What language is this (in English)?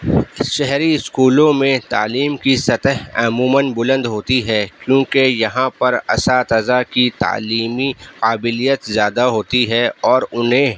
Urdu